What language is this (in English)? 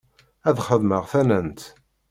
Kabyle